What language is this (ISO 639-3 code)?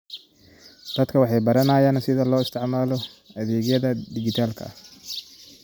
som